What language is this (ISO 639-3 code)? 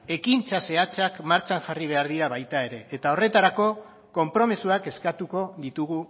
eus